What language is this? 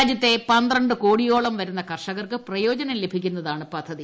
Malayalam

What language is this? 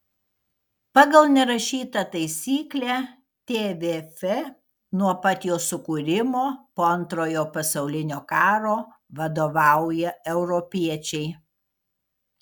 Lithuanian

